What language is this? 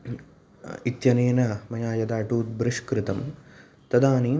Sanskrit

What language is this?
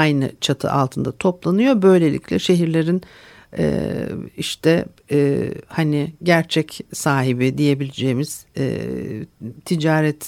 Turkish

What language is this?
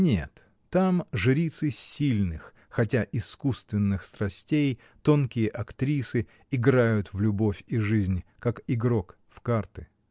Russian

